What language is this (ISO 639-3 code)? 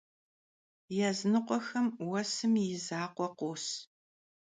kbd